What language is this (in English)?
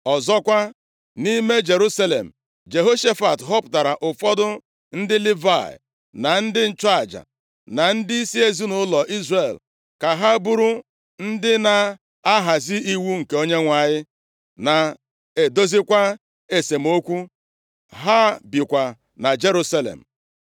Igbo